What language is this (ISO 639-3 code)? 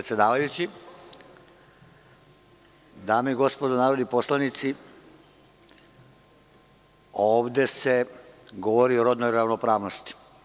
srp